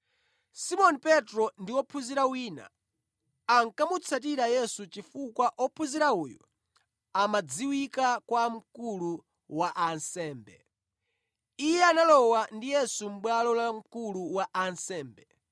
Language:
Nyanja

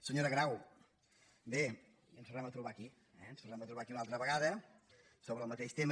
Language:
Catalan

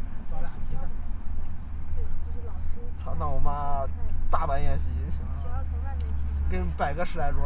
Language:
Chinese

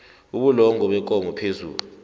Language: South Ndebele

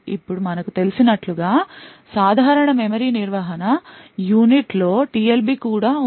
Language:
Telugu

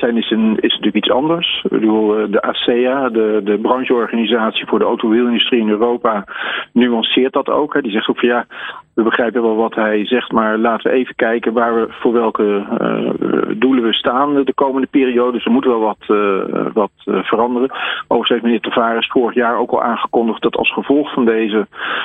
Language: Dutch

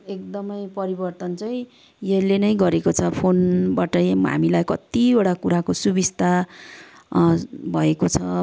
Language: Nepali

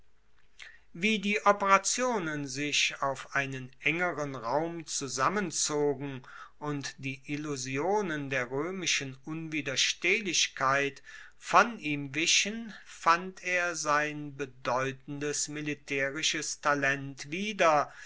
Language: German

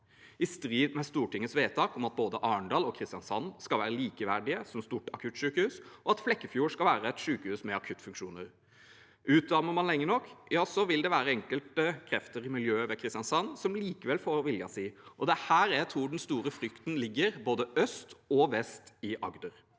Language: Norwegian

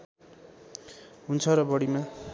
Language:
Nepali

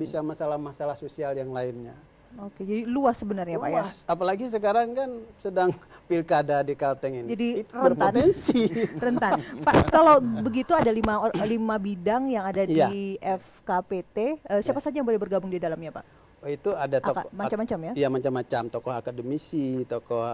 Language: Indonesian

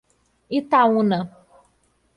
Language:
Portuguese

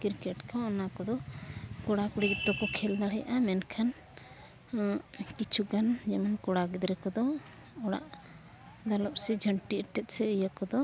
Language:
Santali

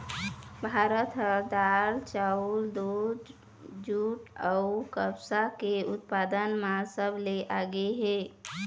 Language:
Chhattisgarhi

